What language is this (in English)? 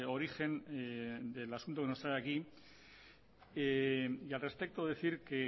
Spanish